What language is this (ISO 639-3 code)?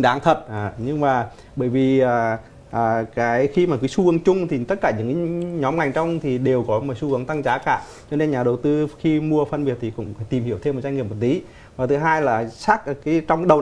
vie